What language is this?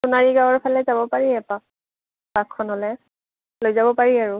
Assamese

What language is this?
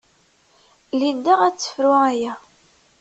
Kabyle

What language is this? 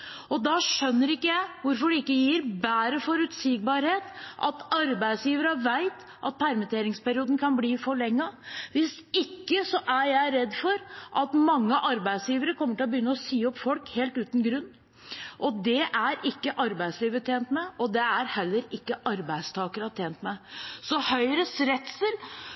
Norwegian Bokmål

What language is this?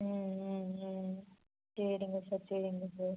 Tamil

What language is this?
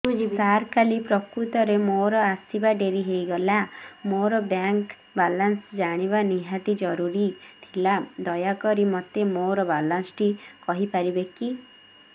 Odia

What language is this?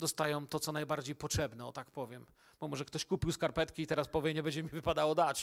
Polish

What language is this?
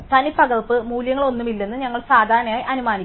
Malayalam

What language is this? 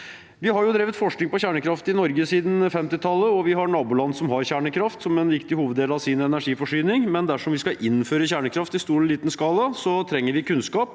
Norwegian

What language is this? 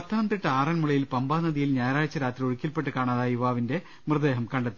Malayalam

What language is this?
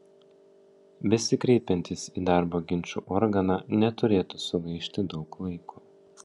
Lithuanian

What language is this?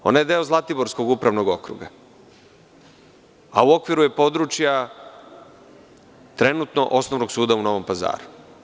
Serbian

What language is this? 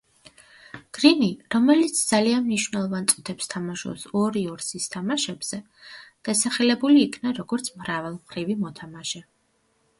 Georgian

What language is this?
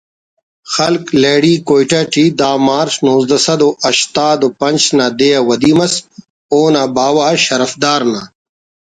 Brahui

